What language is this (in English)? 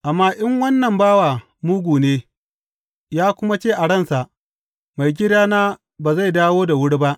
Hausa